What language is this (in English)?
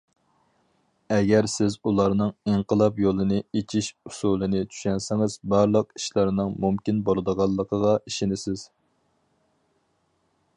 Uyghur